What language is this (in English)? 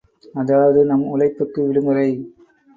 Tamil